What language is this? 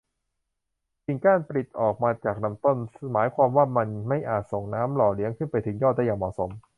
Thai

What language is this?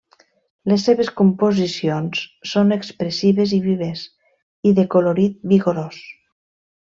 Catalan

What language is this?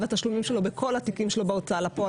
Hebrew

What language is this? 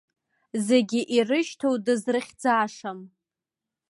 Abkhazian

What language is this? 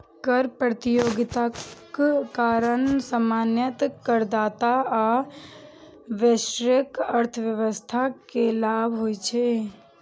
Maithili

